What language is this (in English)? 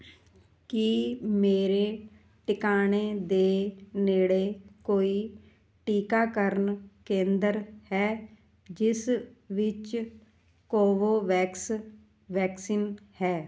Punjabi